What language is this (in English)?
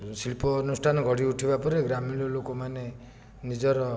Odia